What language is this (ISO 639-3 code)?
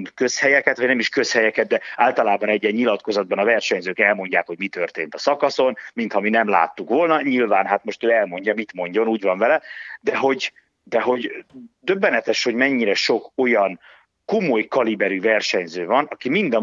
hun